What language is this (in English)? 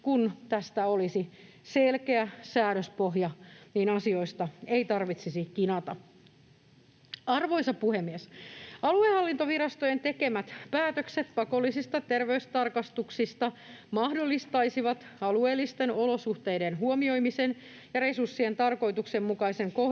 Finnish